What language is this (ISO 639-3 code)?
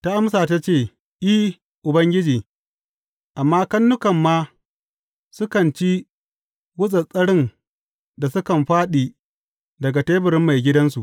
hau